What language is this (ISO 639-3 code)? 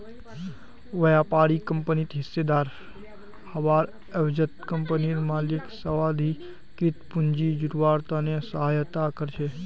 mag